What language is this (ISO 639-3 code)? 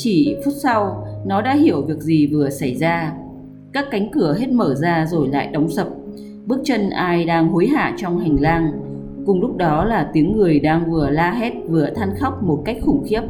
vie